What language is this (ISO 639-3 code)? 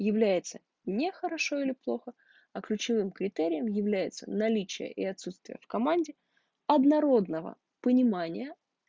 rus